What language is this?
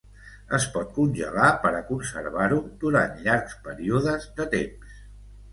Catalan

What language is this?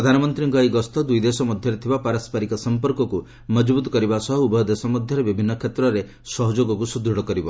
Odia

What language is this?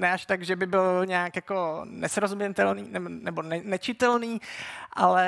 Czech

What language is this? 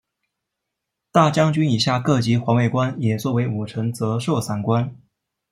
Chinese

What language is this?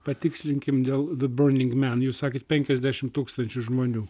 Lithuanian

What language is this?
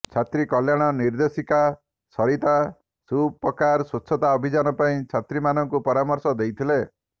Odia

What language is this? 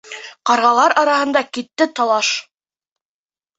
Bashkir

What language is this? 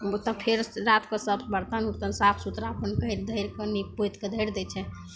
Maithili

